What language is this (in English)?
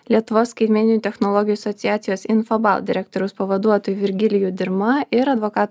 Lithuanian